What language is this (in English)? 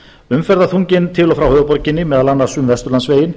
Icelandic